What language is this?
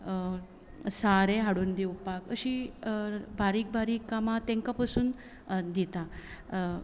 Konkani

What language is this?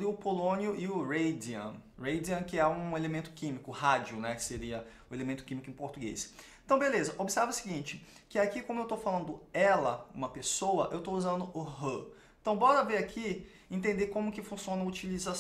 Portuguese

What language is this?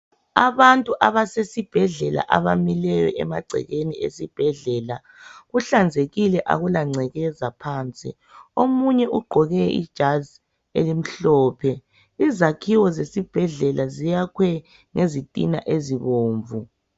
North Ndebele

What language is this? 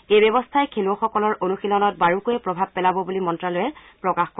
Assamese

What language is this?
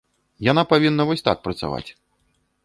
Belarusian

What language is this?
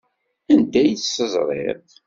Kabyle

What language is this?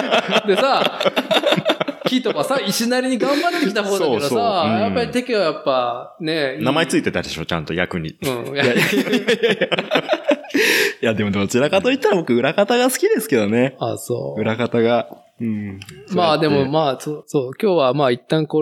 Japanese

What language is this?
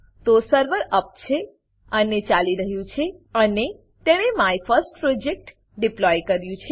Gujarati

